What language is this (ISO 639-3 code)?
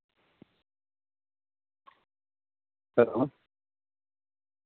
sat